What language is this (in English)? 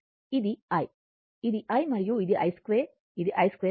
Telugu